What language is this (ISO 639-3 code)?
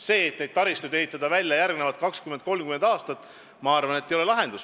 est